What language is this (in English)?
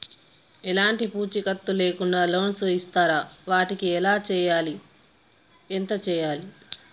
Telugu